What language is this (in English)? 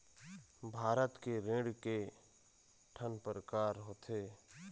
Chhattisgarhi